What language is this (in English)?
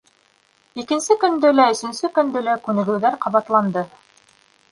Bashkir